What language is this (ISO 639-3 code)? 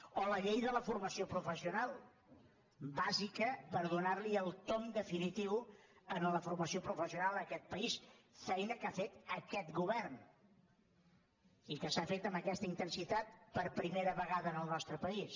cat